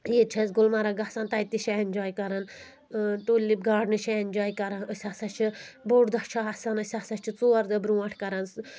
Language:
Kashmiri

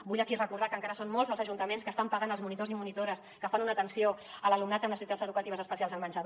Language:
Catalan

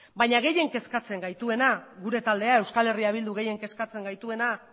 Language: Basque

